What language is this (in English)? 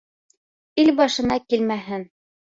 Bashkir